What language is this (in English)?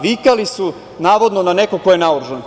Serbian